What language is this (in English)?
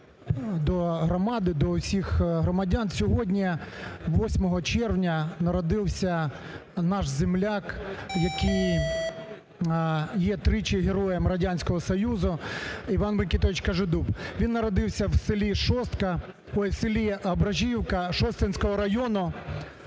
Ukrainian